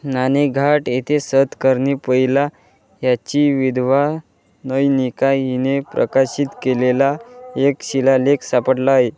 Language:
Marathi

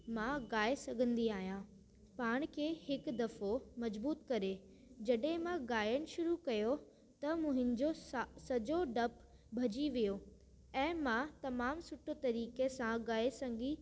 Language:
Sindhi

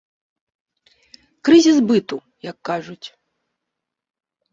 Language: Belarusian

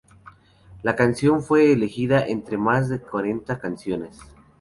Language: Spanish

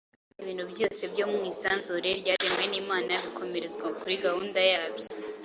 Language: Kinyarwanda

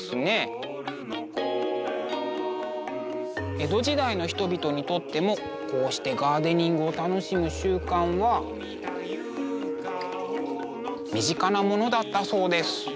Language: Japanese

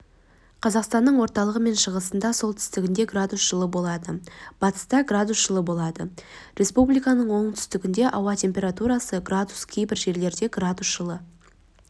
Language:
Kazakh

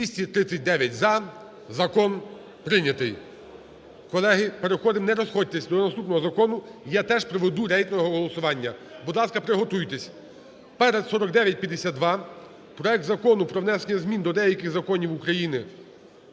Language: Ukrainian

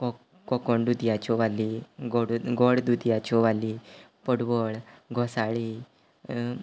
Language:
Konkani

